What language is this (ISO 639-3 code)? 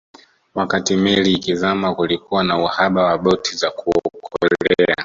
swa